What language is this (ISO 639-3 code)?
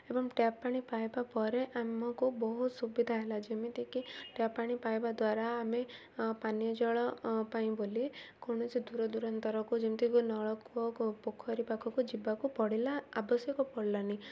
ori